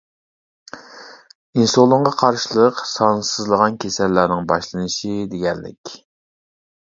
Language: Uyghur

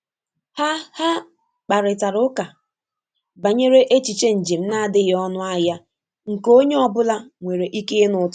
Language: Igbo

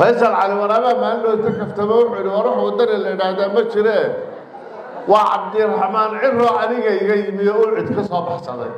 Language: Arabic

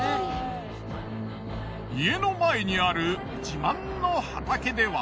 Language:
Japanese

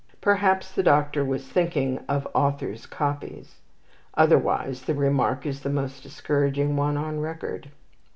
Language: English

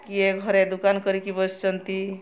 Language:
Odia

